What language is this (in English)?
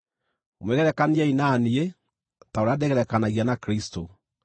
Kikuyu